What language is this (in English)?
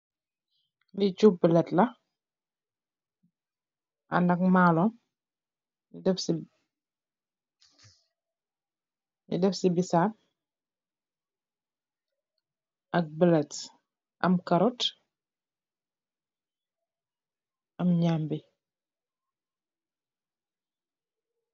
Wolof